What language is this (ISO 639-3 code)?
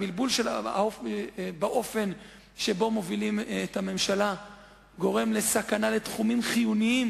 heb